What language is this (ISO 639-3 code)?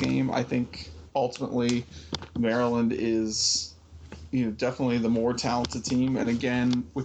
eng